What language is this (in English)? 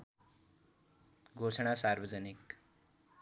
Nepali